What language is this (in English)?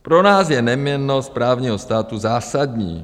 Czech